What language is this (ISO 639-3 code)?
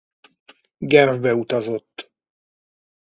hun